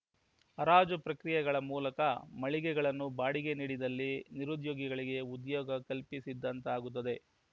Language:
Kannada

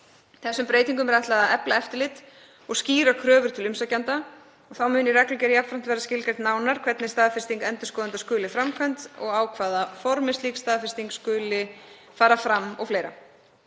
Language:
Icelandic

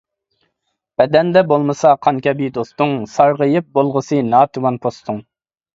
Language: Uyghur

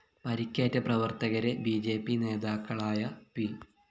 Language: Malayalam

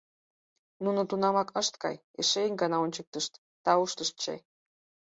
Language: Mari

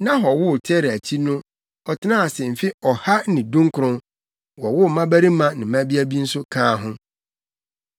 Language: Akan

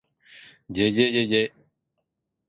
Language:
Japanese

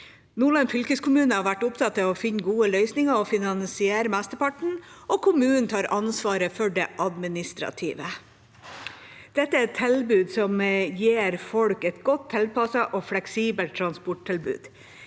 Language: Norwegian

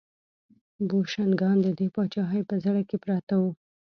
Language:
Pashto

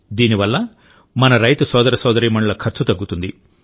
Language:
Telugu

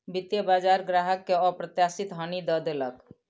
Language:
Maithili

